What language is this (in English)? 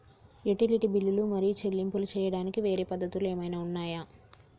Telugu